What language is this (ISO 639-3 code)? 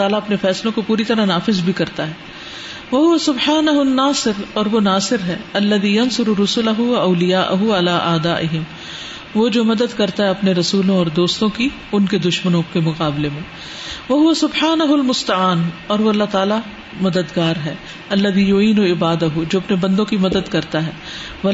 urd